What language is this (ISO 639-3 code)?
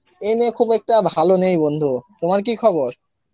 ben